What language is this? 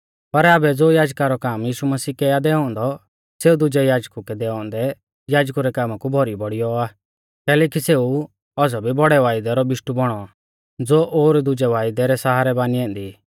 Mahasu Pahari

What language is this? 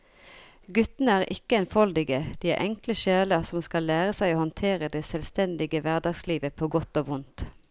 Norwegian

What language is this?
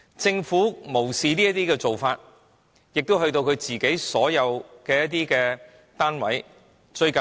Cantonese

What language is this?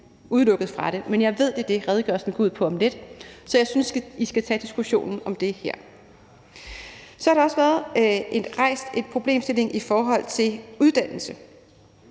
Danish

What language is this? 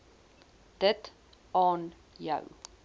Afrikaans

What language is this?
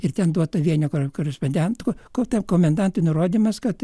Lithuanian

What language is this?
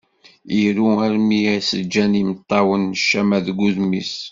Kabyle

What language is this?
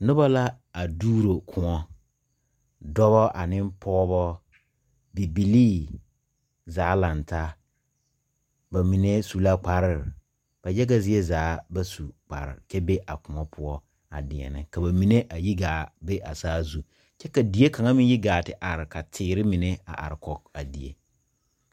Southern Dagaare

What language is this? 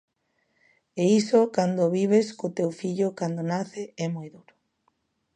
Galician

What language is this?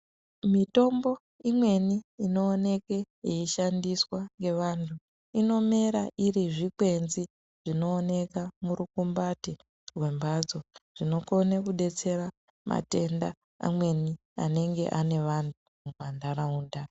Ndau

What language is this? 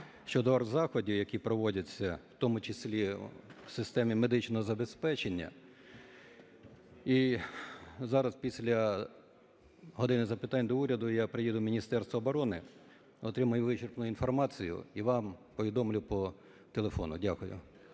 Ukrainian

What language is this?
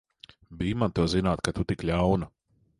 Latvian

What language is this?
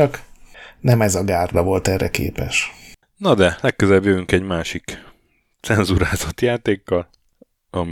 Hungarian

